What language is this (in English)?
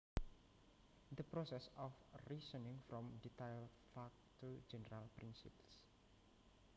Javanese